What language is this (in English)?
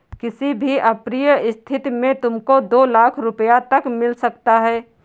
Hindi